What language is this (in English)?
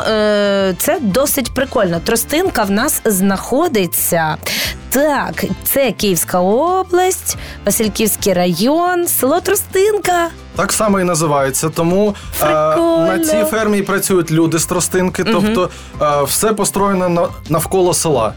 Ukrainian